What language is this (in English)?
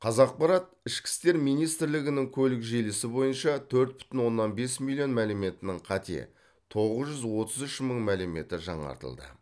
Kazakh